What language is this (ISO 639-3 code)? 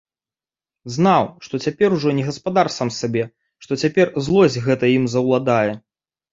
bel